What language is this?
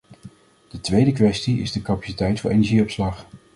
Dutch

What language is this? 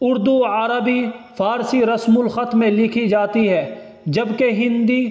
Urdu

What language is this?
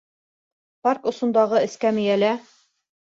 Bashkir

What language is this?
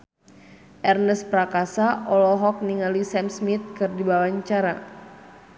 Sundanese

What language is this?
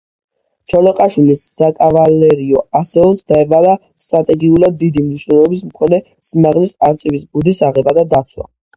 Georgian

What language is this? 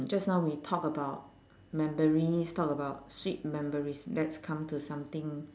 English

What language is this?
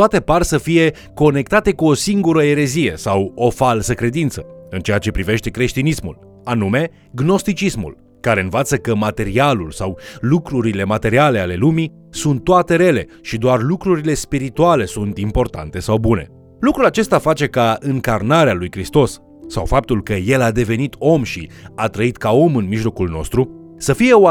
Romanian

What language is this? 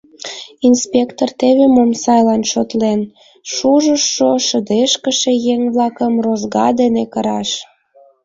Mari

